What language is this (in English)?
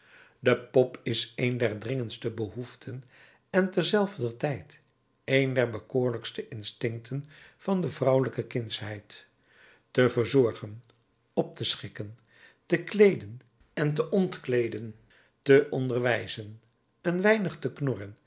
Dutch